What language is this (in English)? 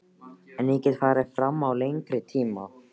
Icelandic